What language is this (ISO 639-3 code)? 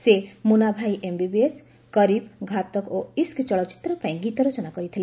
ori